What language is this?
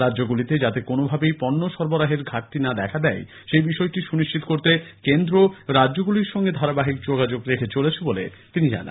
Bangla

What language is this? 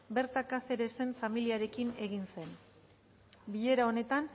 Basque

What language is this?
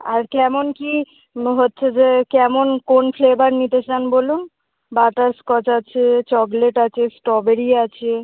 Bangla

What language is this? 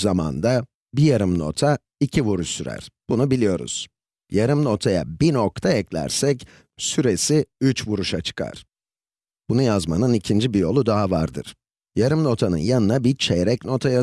Turkish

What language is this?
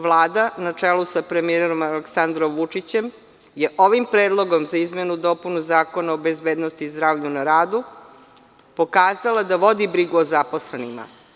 Serbian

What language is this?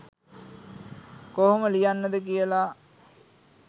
Sinhala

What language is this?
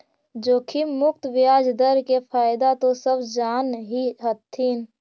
Magahi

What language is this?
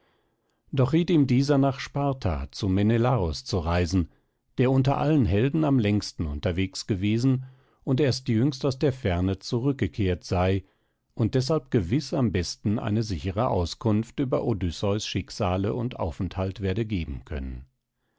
German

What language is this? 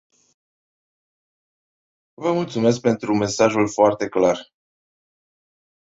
Romanian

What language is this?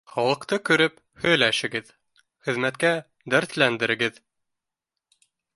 Bashkir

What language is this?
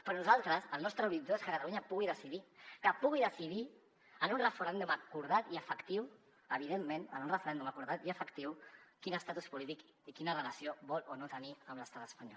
Catalan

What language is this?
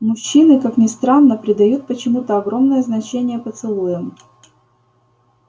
Russian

